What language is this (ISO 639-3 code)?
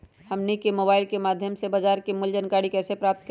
mag